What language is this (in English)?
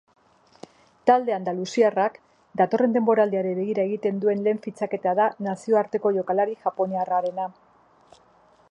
Basque